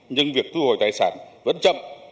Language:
Vietnamese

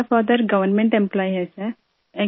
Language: Urdu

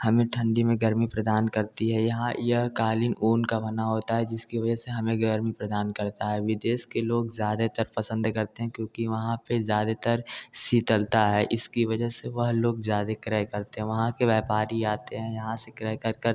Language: Hindi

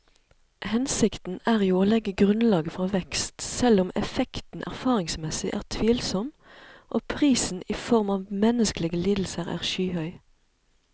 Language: Norwegian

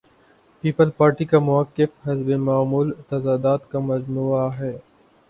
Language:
Urdu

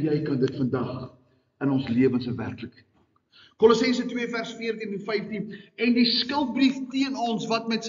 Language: Dutch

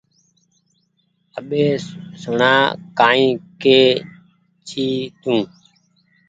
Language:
Goaria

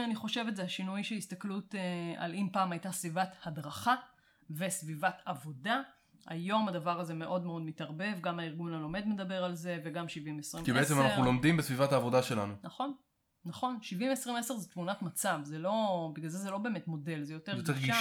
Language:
Hebrew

